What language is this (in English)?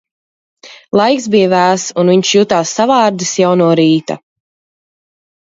Latvian